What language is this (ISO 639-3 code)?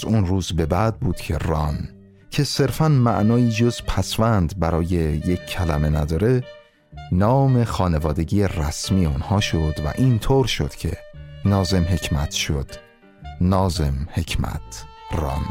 fas